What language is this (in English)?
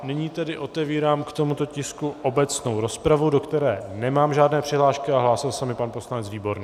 Czech